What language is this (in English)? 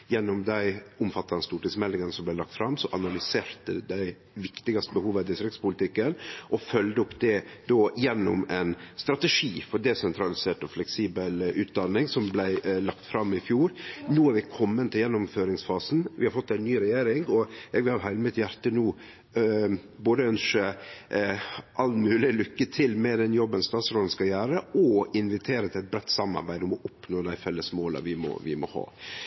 Norwegian Nynorsk